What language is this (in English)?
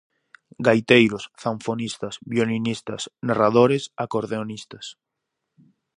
Galician